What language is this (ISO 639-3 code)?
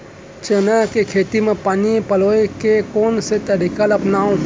hne